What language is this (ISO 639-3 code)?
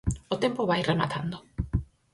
glg